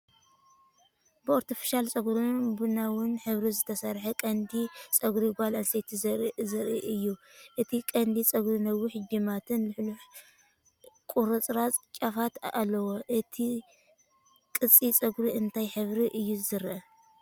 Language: Tigrinya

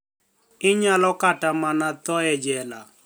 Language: Luo (Kenya and Tanzania)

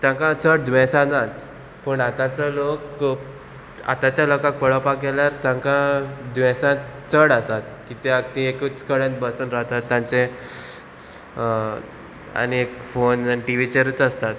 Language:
Konkani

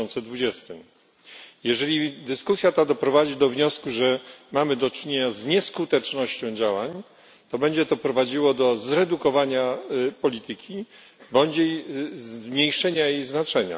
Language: Polish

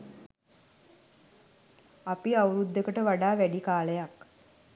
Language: Sinhala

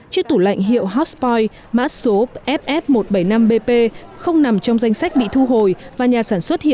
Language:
Vietnamese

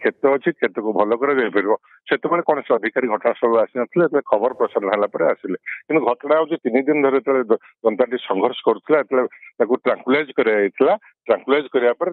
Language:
Bangla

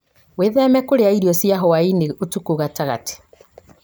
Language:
Kikuyu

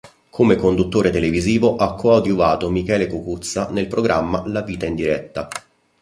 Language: Italian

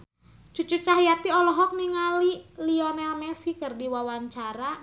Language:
Sundanese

